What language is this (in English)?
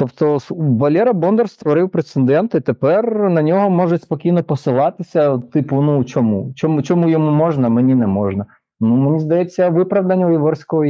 Ukrainian